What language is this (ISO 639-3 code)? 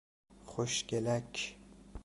fas